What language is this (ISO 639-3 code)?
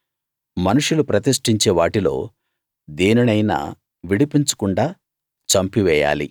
tel